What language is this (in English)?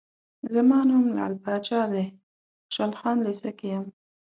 Pashto